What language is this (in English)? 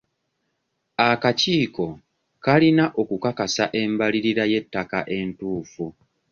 Ganda